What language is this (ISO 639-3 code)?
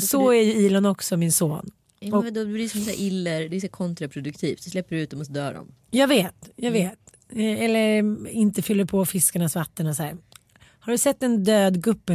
swe